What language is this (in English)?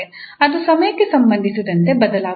Kannada